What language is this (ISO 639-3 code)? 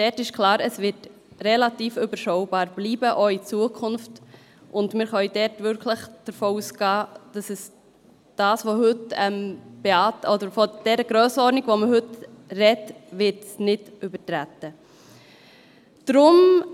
gsw